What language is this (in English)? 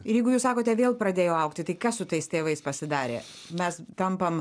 Lithuanian